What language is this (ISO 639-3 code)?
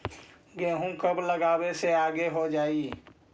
mag